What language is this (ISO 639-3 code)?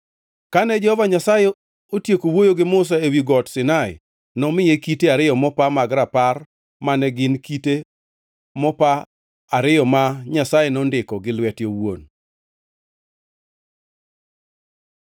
luo